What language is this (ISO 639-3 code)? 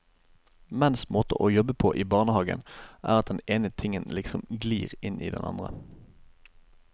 nor